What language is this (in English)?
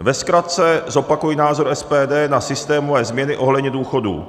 Czech